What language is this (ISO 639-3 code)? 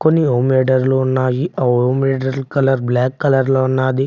tel